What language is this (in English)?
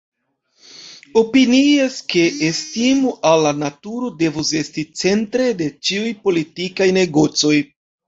Esperanto